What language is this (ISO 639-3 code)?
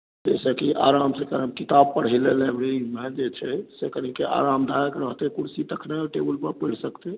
mai